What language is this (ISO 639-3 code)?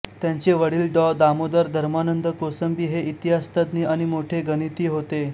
mar